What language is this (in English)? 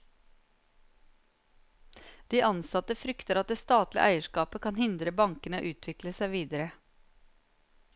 Norwegian